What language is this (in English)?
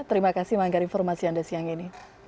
Indonesian